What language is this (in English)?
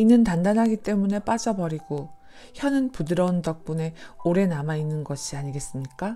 Korean